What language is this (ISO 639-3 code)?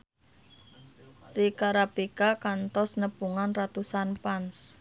sun